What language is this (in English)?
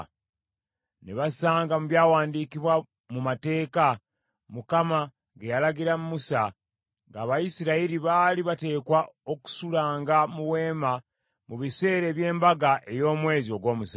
Ganda